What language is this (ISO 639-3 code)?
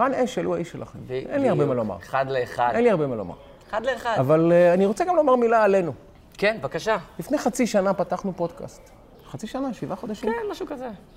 heb